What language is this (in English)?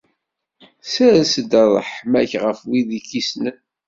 Kabyle